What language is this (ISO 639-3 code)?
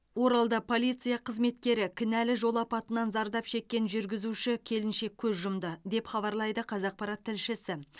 kaz